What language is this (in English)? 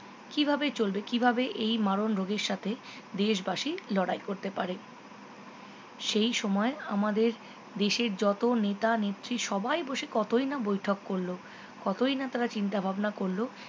Bangla